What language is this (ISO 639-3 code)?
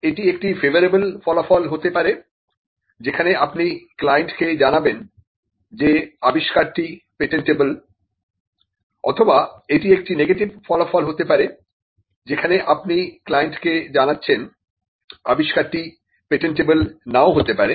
ben